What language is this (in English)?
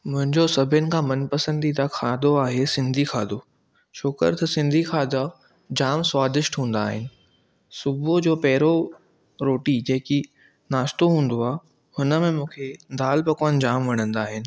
Sindhi